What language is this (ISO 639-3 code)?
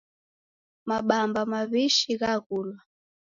dav